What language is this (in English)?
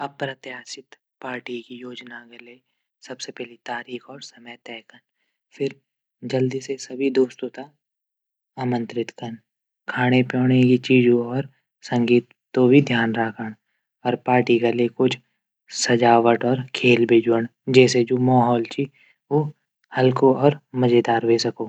Garhwali